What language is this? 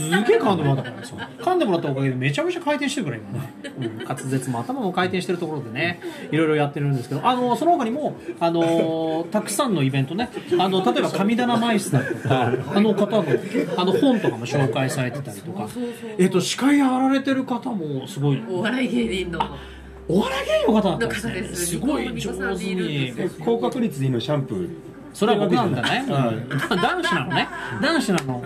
Japanese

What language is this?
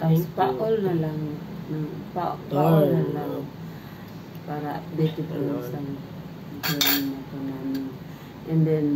Filipino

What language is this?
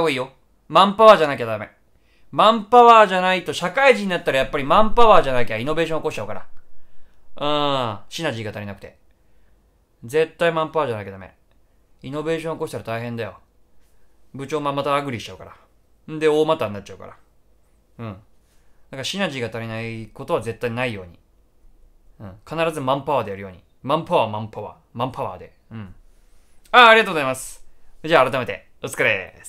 Japanese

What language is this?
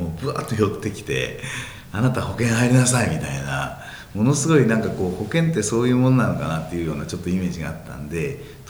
Japanese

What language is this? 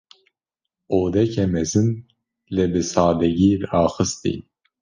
Kurdish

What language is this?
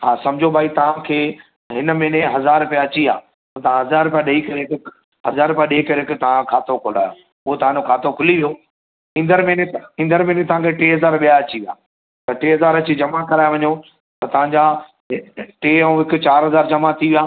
Sindhi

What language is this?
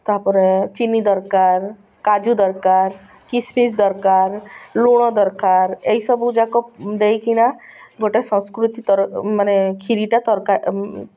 Odia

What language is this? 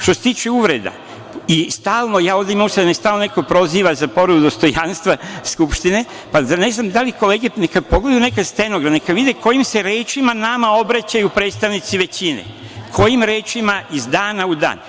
Serbian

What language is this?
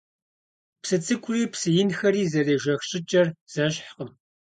Kabardian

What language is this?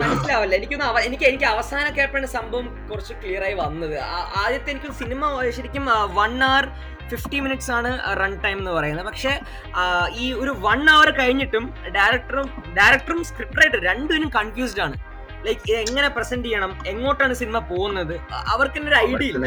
Malayalam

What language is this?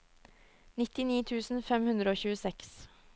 Norwegian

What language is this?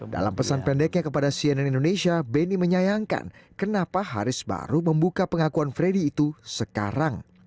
Indonesian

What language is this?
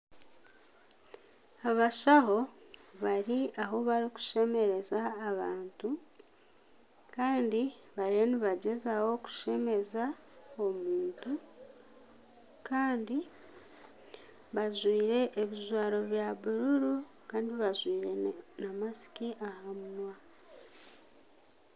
Nyankole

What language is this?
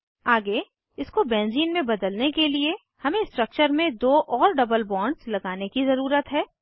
Hindi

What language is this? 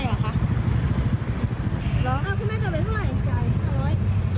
Thai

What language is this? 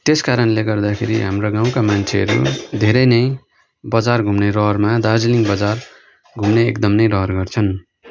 Nepali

